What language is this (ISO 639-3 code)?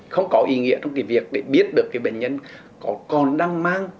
vie